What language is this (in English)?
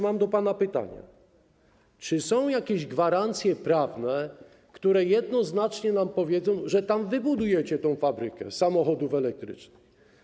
Polish